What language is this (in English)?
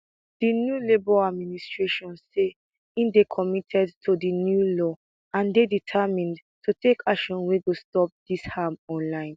Nigerian Pidgin